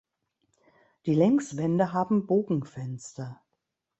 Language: German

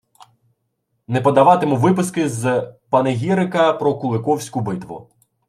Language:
Ukrainian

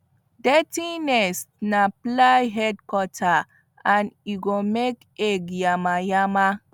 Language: Nigerian Pidgin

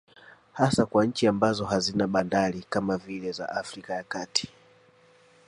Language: Swahili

